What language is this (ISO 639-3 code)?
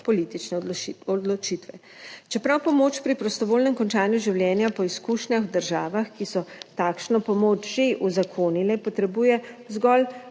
slv